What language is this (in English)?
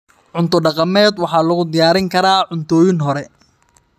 Somali